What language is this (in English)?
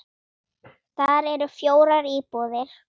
Icelandic